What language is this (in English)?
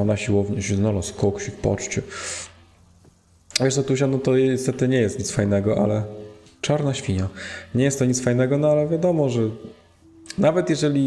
Polish